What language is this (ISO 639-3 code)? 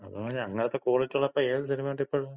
mal